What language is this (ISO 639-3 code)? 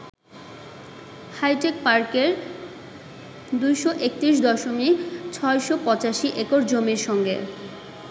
ben